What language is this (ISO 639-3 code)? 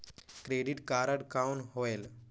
hne